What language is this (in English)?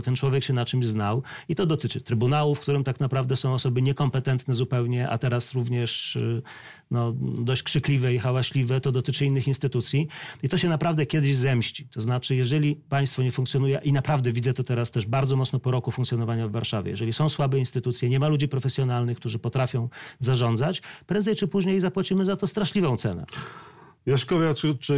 Polish